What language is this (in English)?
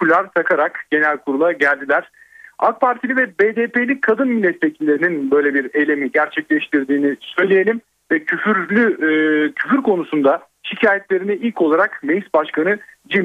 Turkish